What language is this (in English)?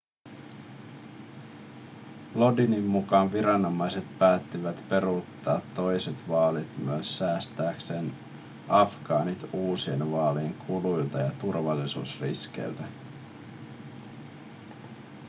Finnish